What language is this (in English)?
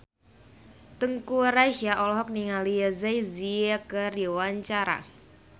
Sundanese